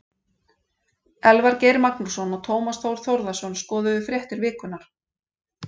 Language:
Icelandic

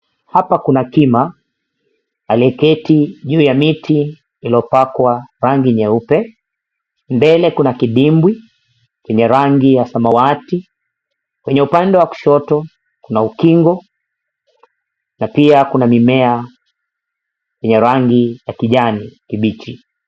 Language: Swahili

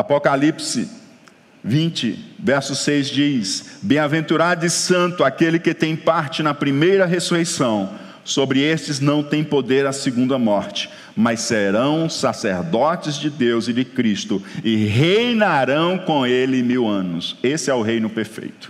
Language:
Portuguese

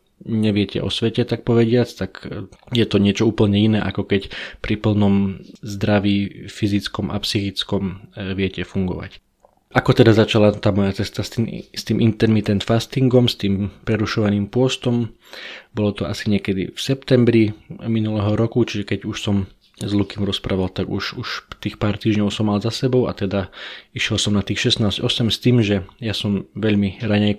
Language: Slovak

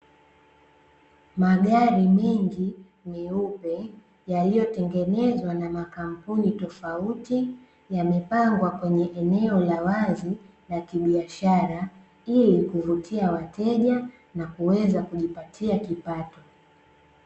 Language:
Swahili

